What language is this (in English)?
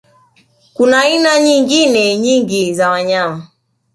Swahili